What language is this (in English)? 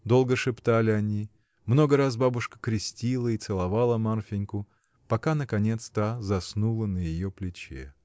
Russian